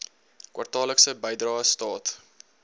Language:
Afrikaans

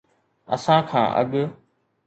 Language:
Sindhi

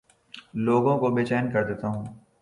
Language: Urdu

